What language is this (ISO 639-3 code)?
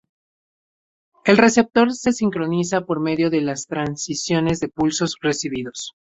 spa